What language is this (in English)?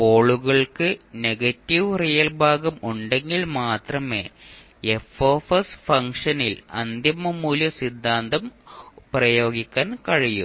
Malayalam